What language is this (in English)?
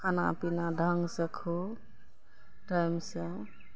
Maithili